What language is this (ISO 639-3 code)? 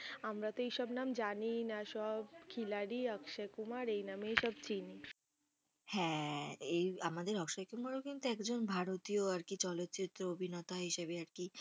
ben